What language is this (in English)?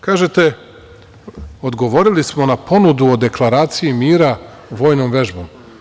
Serbian